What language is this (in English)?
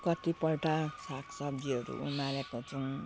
Nepali